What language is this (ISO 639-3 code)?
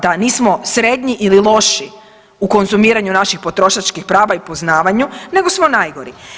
hrv